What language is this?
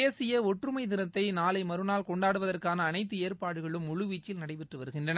Tamil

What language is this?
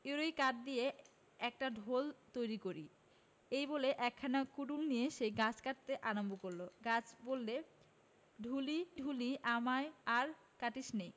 Bangla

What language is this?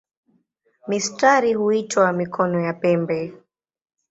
Swahili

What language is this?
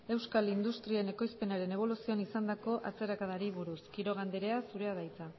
Basque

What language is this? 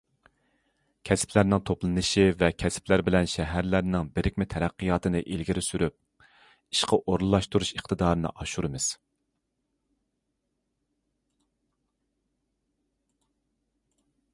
Uyghur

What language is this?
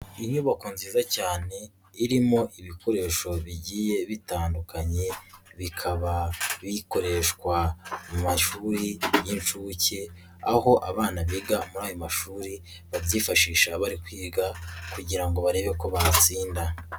Kinyarwanda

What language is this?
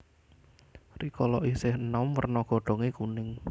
Javanese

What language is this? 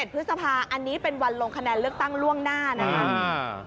Thai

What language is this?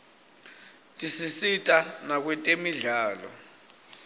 Swati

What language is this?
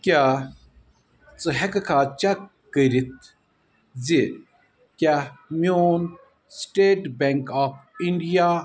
Kashmiri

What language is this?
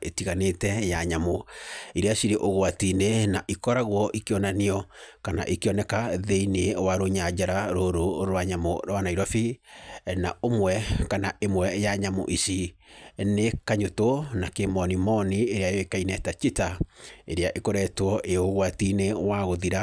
Kikuyu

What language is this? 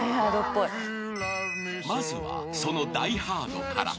Japanese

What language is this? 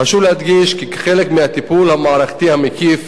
Hebrew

